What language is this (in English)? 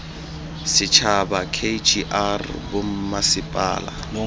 Tswana